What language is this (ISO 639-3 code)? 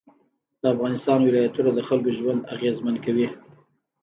pus